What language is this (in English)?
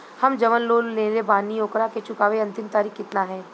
Bhojpuri